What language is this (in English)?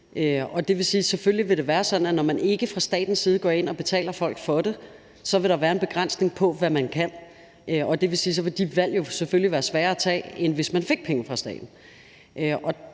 Danish